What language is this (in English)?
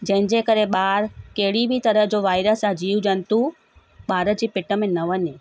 Sindhi